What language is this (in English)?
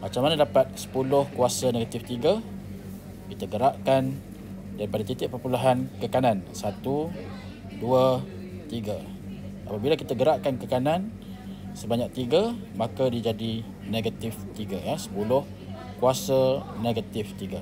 Malay